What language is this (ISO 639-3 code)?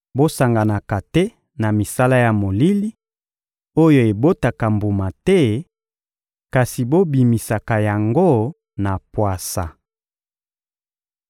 lin